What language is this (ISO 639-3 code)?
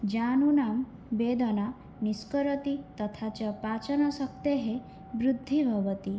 san